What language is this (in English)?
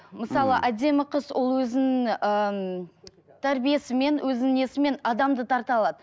Kazakh